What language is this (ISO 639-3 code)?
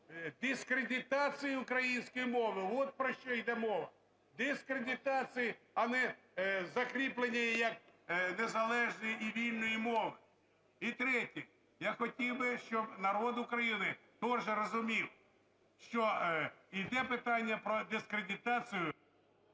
ukr